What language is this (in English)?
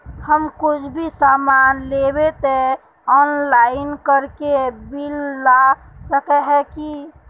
Magahi